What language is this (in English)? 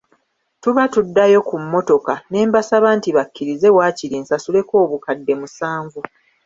Ganda